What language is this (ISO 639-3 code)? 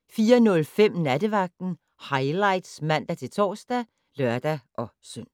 dan